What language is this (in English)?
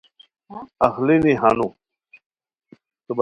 Khowar